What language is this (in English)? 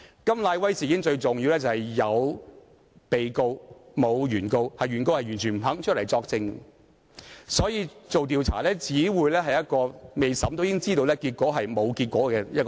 Cantonese